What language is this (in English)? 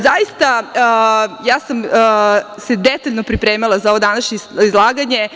Serbian